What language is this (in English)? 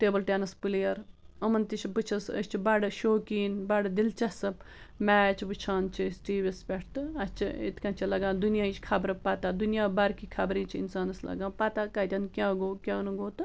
Kashmiri